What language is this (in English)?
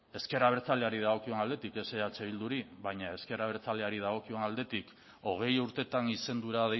Basque